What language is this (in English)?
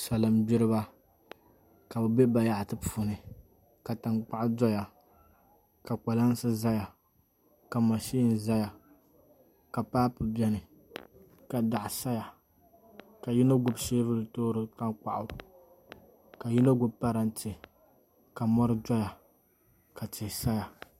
Dagbani